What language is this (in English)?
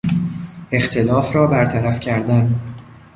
Persian